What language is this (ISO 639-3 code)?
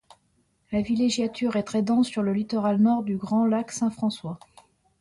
fra